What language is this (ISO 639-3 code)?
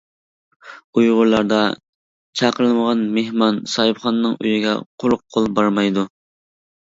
uig